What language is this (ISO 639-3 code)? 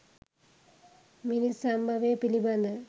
sin